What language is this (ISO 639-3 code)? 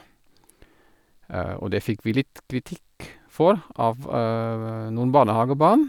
nor